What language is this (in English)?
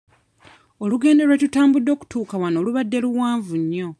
Ganda